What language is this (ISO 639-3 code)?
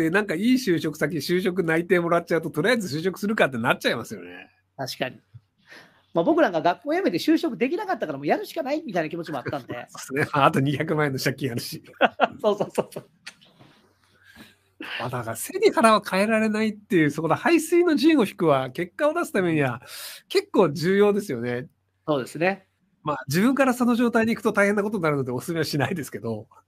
jpn